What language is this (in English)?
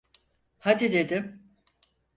Turkish